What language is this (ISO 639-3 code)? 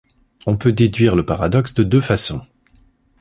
fra